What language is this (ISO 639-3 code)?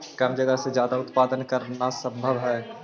mag